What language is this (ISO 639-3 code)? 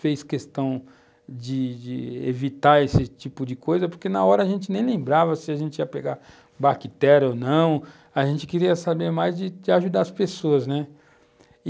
por